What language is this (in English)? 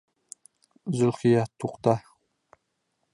Bashkir